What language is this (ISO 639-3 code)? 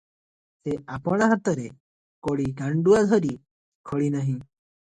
ori